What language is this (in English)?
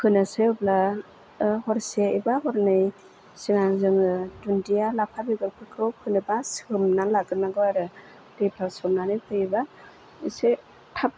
Bodo